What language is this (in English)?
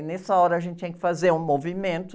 Portuguese